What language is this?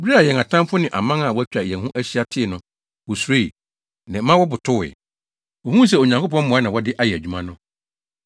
Akan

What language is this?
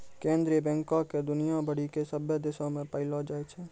Maithili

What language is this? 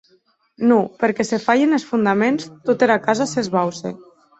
Occitan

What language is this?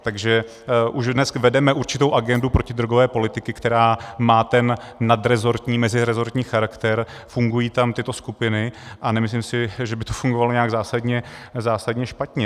Czech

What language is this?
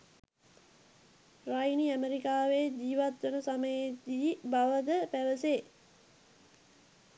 Sinhala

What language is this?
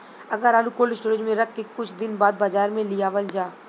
Bhojpuri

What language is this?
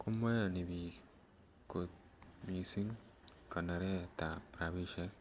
Kalenjin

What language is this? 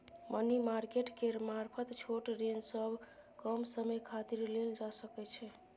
Maithili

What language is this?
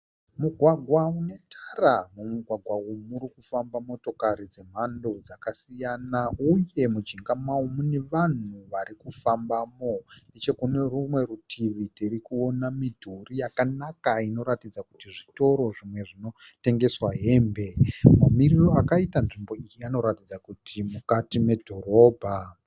Shona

